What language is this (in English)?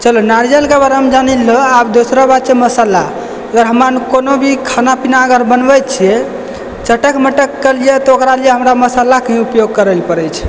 Maithili